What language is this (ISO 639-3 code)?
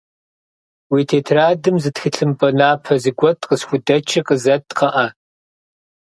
kbd